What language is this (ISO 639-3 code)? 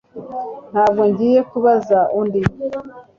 kin